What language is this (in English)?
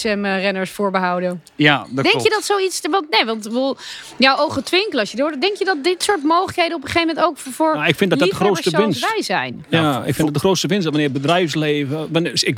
Dutch